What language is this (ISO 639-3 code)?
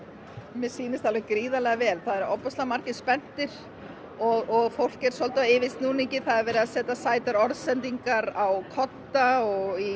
isl